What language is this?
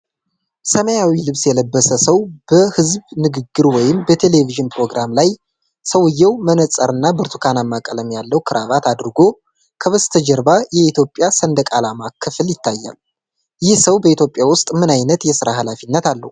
Amharic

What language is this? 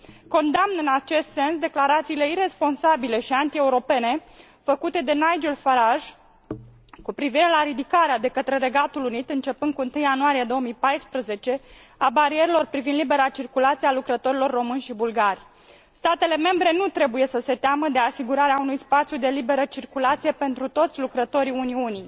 Romanian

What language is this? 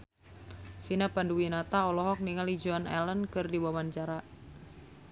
Sundanese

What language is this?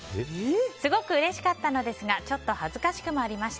Japanese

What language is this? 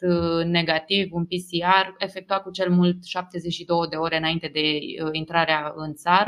Romanian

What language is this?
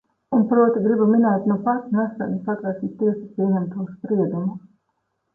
Latvian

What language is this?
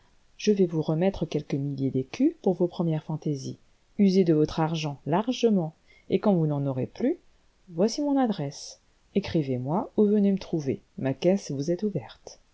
French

